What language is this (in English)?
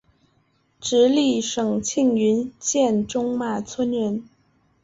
Chinese